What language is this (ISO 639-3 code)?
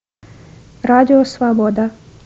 rus